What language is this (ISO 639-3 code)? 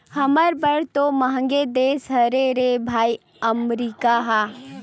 hne